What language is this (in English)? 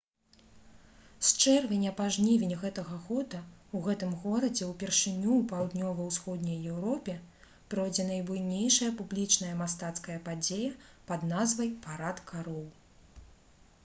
Belarusian